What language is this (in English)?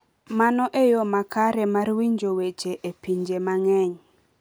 Luo (Kenya and Tanzania)